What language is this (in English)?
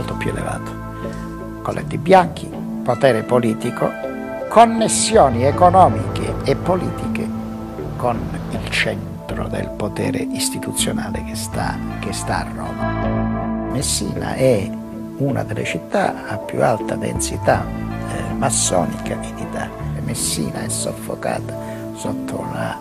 Italian